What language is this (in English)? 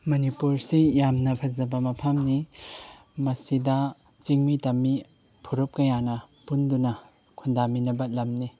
Manipuri